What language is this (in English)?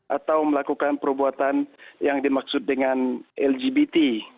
Indonesian